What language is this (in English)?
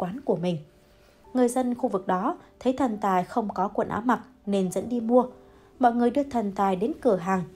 Vietnamese